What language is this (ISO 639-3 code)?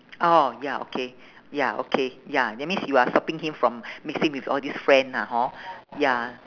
eng